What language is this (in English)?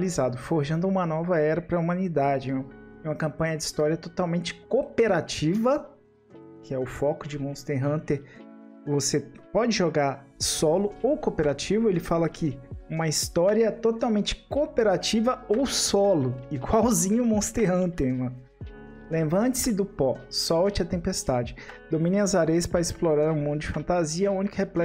Portuguese